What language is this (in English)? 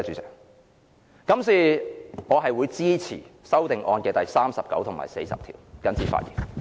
Cantonese